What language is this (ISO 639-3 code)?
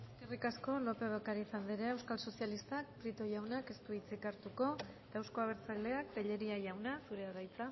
eus